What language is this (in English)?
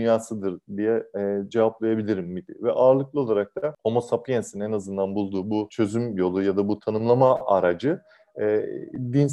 Turkish